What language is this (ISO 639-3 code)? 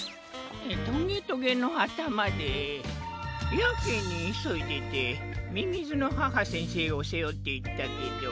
jpn